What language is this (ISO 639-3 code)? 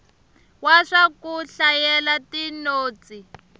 tso